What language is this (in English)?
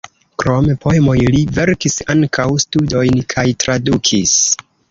Esperanto